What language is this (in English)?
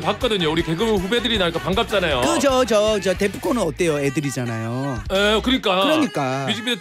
Korean